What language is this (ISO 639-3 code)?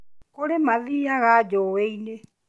kik